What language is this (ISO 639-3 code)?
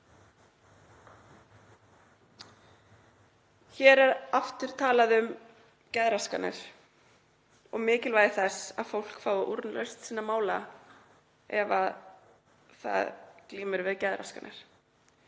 isl